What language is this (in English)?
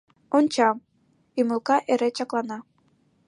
Mari